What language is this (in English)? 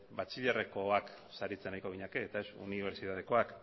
Basque